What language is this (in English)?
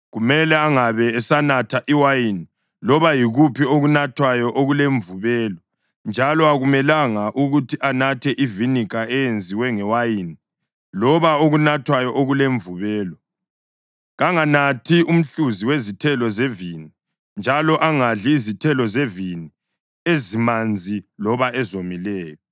North Ndebele